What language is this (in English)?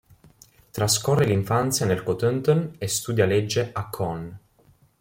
Italian